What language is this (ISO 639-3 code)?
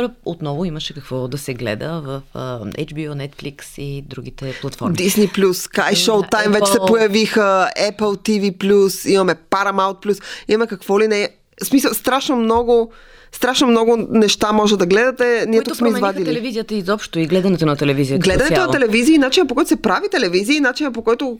bul